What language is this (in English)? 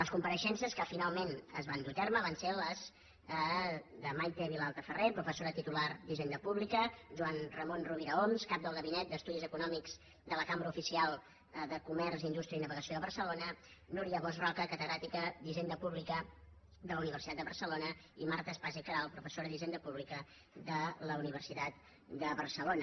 Catalan